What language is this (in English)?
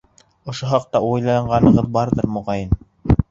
Bashkir